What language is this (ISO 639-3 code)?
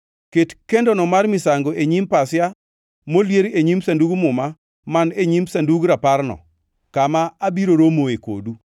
luo